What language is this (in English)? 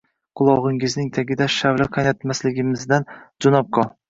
Uzbek